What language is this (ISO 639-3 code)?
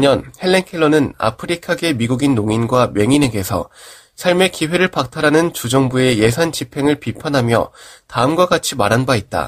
kor